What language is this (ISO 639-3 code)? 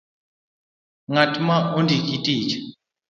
luo